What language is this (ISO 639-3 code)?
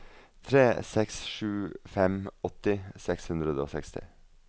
nor